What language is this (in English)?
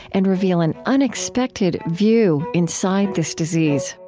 English